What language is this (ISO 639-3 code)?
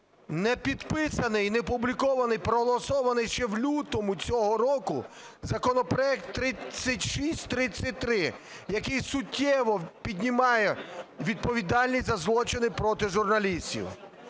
ukr